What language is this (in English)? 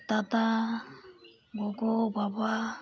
Santali